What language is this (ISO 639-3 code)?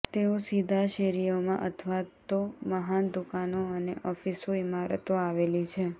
guj